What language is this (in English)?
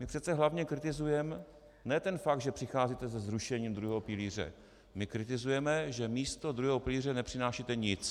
Czech